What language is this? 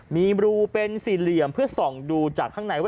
Thai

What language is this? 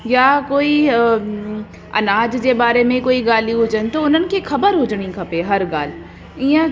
Sindhi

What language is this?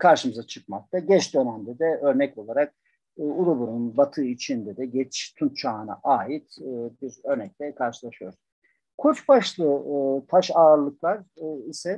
Turkish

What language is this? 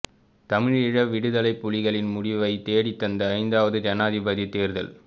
Tamil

